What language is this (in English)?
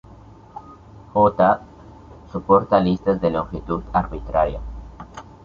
Spanish